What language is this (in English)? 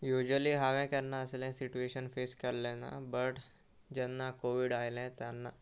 Konkani